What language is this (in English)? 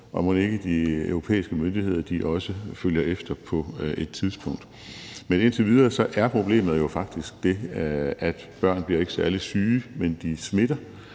Danish